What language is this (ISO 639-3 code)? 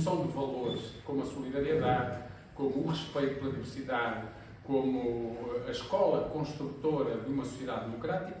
por